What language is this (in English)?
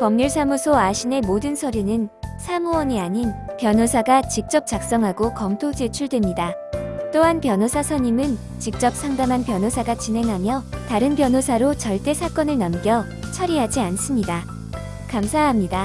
Korean